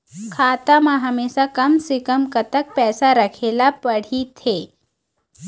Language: Chhattisgarhi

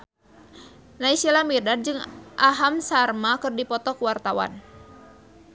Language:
Sundanese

